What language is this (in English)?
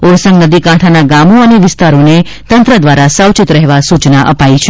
Gujarati